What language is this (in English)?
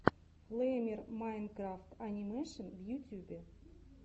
Russian